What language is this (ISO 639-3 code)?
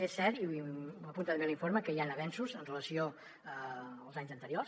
cat